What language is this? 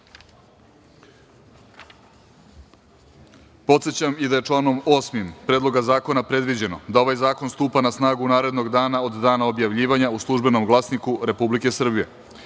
Serbian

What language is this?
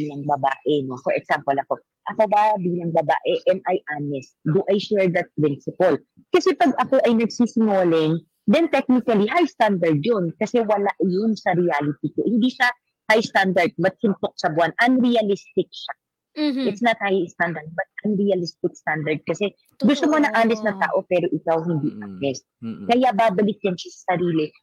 Filipino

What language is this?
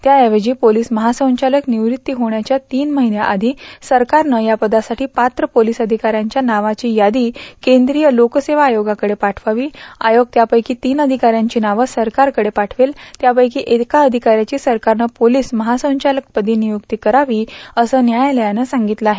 Marathi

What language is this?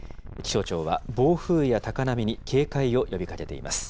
Japanese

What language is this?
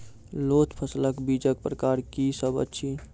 Maithili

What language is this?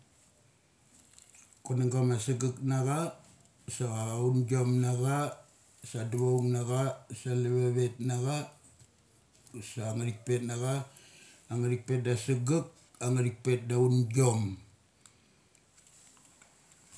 Mali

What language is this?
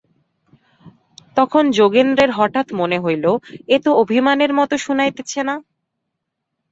Bangla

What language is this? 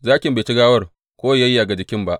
Hausa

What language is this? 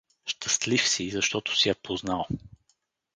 Bulgarian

